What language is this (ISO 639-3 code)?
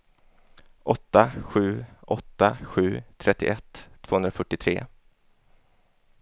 swe